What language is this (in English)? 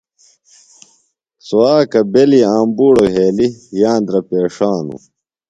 Phalura